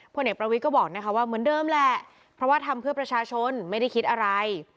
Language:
Thai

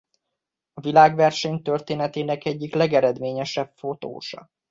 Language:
Hungarian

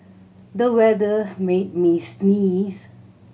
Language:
English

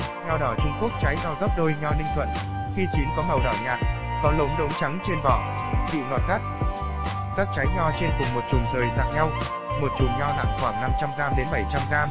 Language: Vietnamese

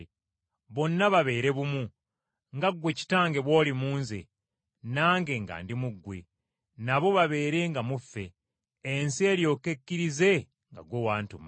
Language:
Ganda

